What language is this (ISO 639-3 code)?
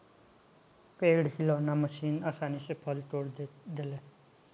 bho